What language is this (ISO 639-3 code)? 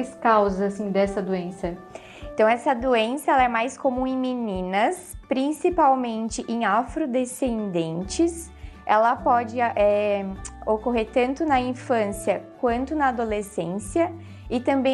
por